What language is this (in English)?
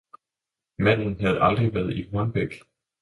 Danish